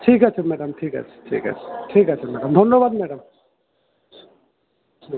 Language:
Bangla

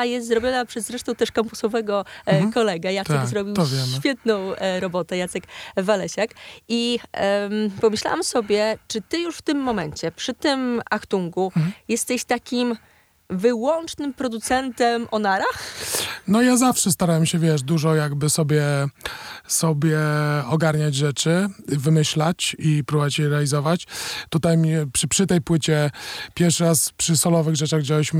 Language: Polish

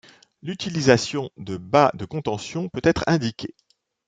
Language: French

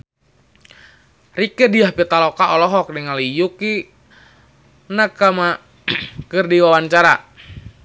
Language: Sundanese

